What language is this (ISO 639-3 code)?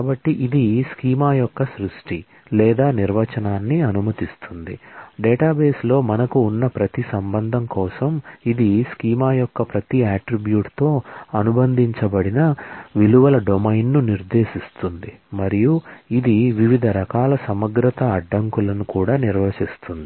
tel